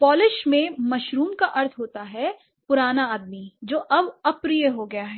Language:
Hindi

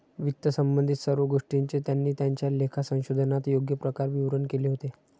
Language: Marathi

